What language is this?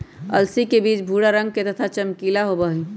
Magahi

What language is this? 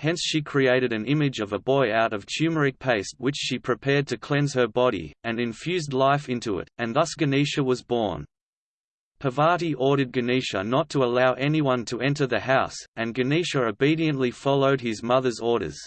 English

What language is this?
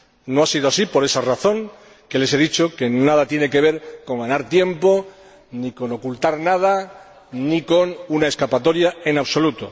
Spanish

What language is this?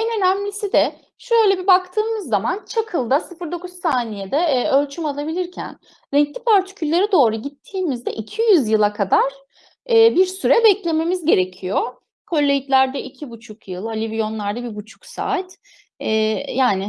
Turkish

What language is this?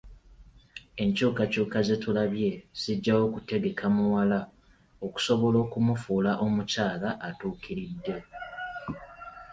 Ganda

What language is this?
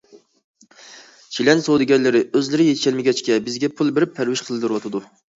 Uyghur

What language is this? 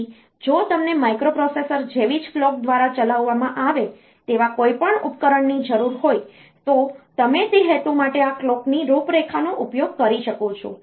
Gujarati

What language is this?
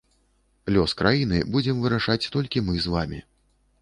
Belarusian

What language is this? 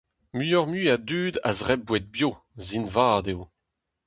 Breton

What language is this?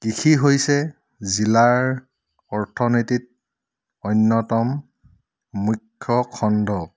Assamese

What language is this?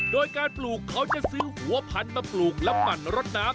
Thai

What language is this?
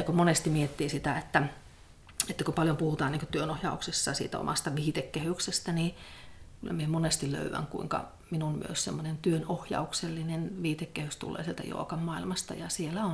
Finnish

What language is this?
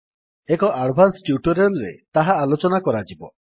Odia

